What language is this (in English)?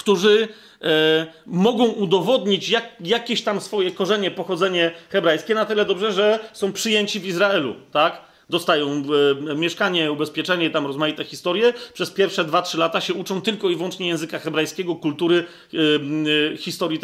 Polish